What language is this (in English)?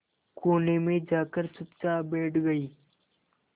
Hindi